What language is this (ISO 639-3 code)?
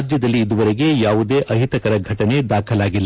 kan